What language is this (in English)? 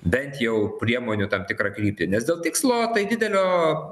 Lithuanian